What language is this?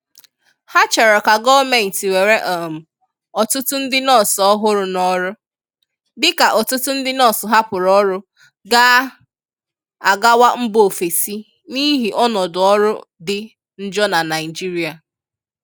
Igbo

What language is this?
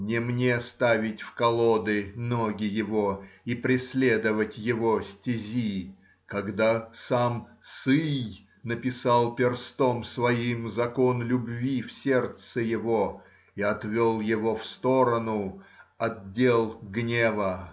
Russian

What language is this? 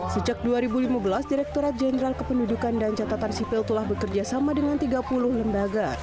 Indonesian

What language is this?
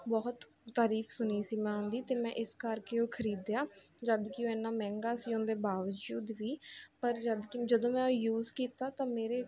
Punjabi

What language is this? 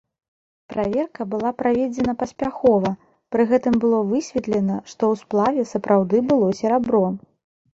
Belarusian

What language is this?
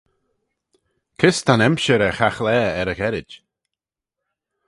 Manx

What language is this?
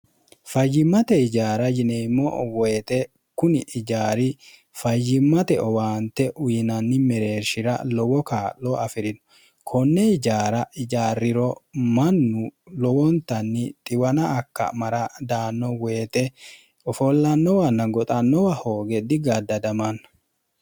Sidamo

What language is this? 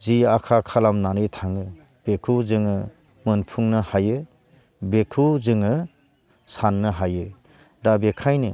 Bodo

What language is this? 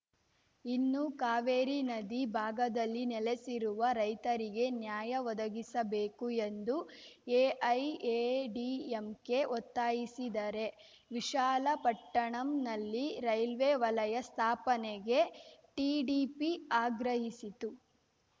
Kannada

